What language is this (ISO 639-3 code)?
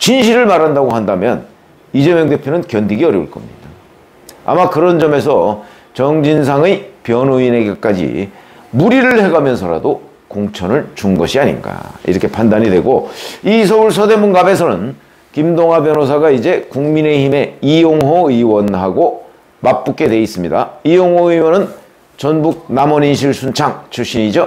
kor